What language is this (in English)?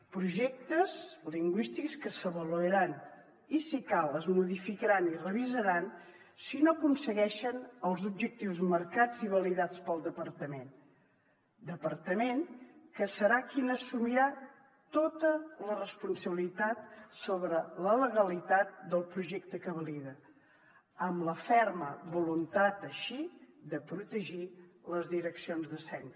Catalan